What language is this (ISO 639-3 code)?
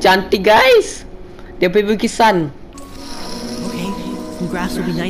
ind